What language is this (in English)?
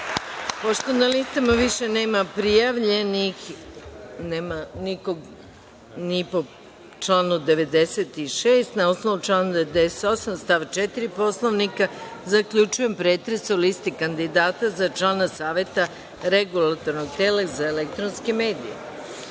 Serbian